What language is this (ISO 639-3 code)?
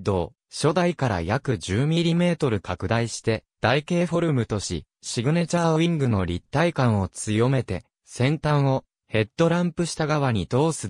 jpn